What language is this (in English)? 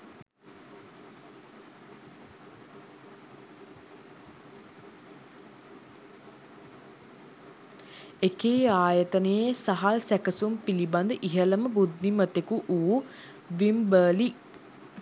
Sinhala